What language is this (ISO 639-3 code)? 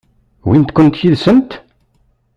kab